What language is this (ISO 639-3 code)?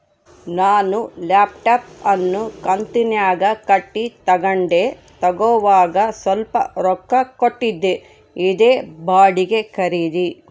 kan